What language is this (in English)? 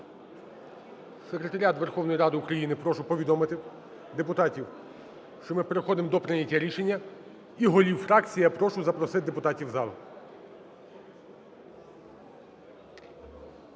Ukrainian